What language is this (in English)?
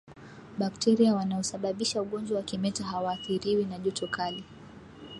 Swahili